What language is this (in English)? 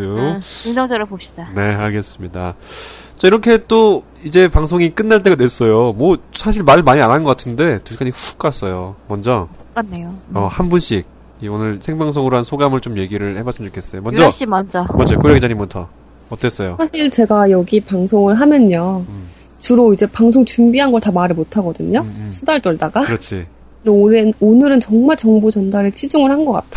Korean